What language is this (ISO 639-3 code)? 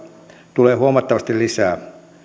fin